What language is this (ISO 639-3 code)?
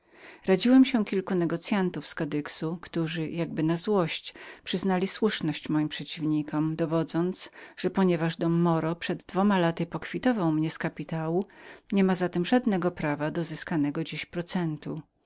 pol